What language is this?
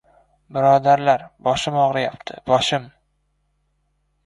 Uzbek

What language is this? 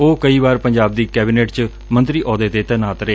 Punjabi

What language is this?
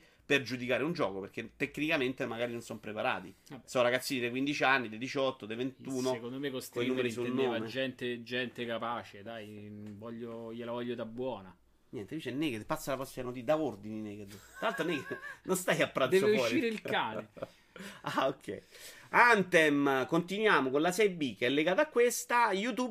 Italian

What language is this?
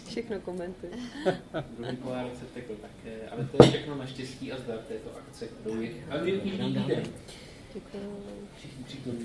Czech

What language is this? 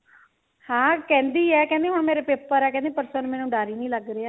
Punjabi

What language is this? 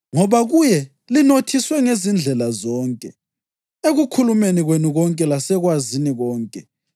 North Ndebele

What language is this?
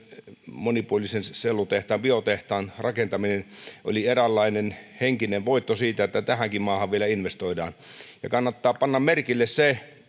Finnish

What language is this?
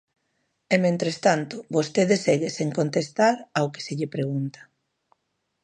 Galician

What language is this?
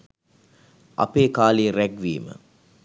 Sinhala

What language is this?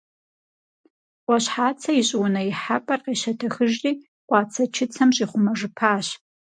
Kabardian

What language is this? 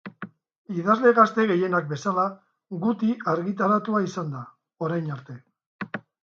Basque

